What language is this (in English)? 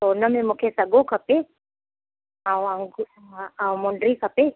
Sindhi